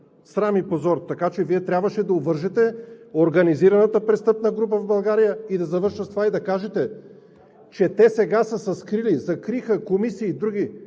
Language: Bulgarian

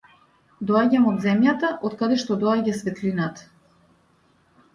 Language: Macedonian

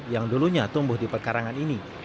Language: Indonesian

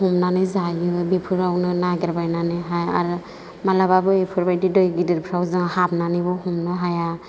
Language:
Bodo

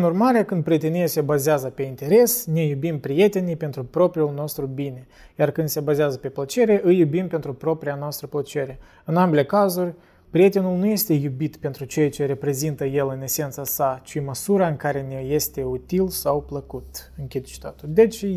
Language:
Romanian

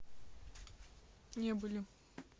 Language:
Russian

